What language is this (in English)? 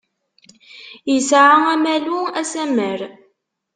Kabyle